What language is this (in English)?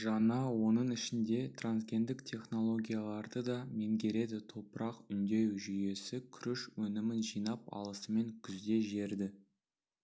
Kazakh